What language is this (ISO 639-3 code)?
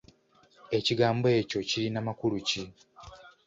lug